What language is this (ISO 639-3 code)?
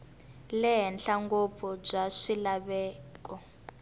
tso